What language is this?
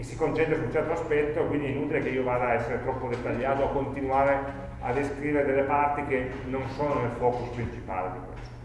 Italian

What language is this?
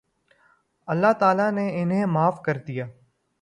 Urdu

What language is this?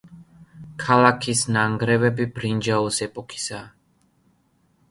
Georgian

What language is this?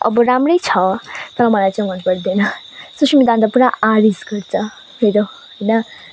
Nepali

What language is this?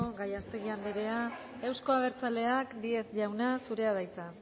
Basque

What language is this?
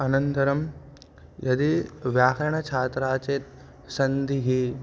Sanskrit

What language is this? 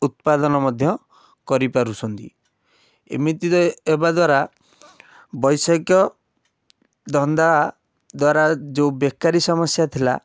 Odia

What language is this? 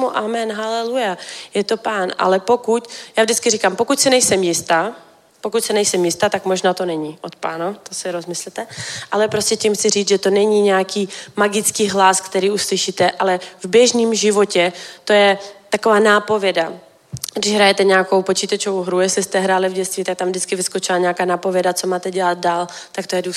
Czech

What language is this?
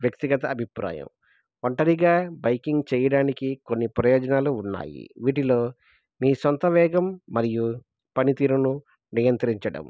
Telugu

